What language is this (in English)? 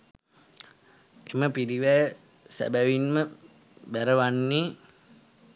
Sinhala